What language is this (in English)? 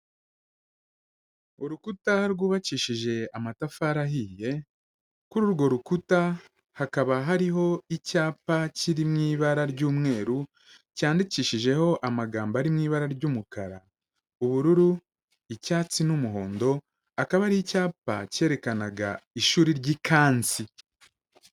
Kinyarwanda